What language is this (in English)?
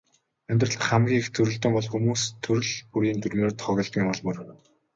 Mongolian